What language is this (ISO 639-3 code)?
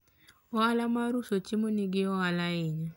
luo